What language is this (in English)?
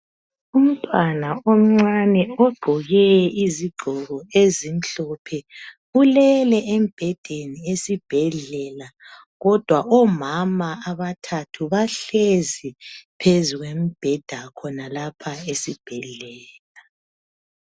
North Ndebele